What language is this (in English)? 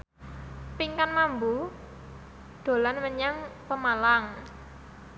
Javanese